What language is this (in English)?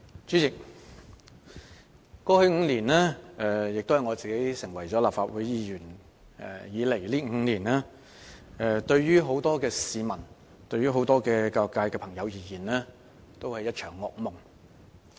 Cantonese